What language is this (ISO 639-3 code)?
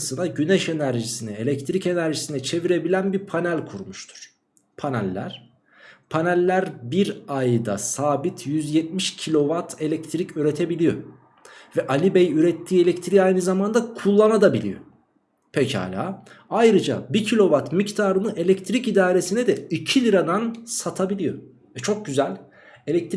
tur